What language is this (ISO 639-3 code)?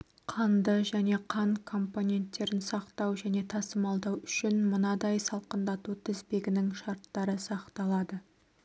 kaz